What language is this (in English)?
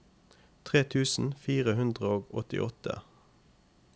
Norwegian